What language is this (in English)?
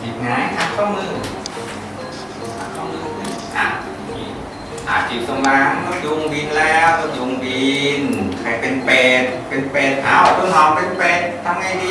Thai